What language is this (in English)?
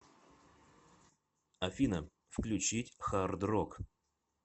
Russian